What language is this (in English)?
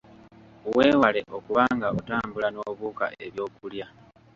Ganda